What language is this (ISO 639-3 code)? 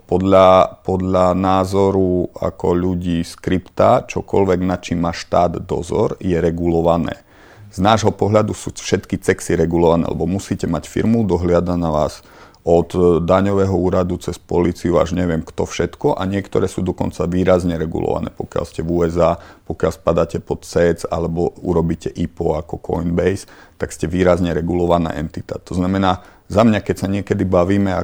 ces